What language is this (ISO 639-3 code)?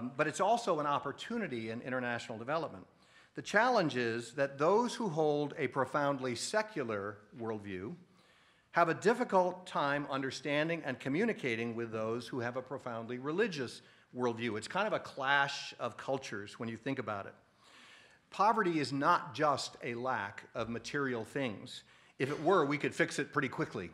eng